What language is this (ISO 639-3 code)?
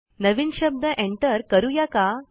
mar